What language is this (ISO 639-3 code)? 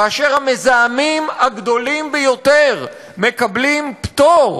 heb